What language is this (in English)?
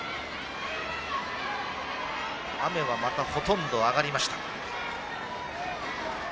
Japanese